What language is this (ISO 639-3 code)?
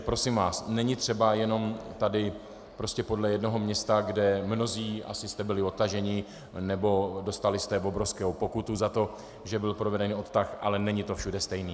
ces